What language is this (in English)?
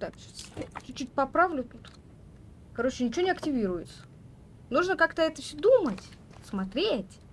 Russian